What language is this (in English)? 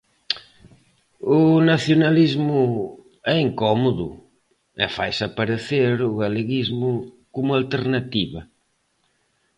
Galician